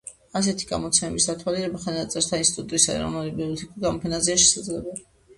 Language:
Georgian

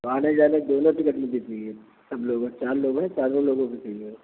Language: Hindi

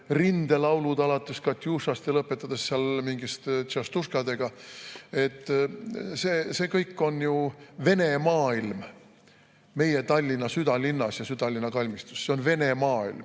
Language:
Estonian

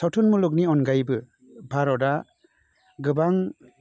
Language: Bodo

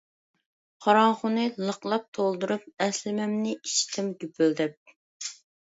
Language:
Uyghur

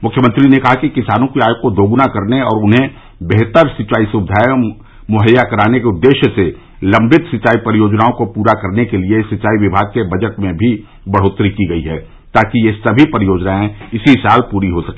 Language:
Hindi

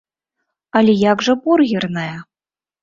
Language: Belarusian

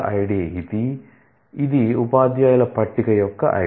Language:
Telugu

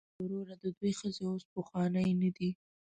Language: Pashto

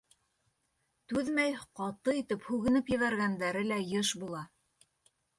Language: Bashkir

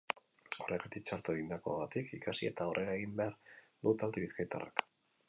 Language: Basque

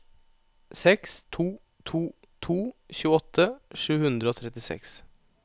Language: Norwegian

